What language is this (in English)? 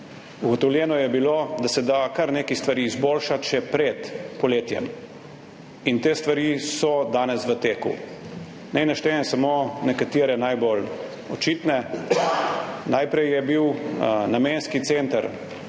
Slovenian